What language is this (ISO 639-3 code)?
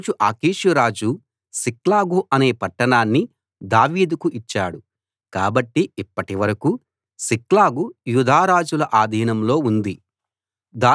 tel